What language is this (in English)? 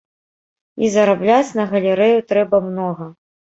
Belarusian